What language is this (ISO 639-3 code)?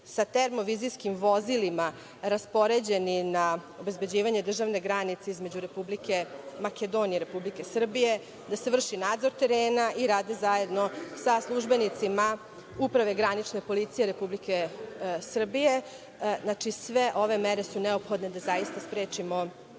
srp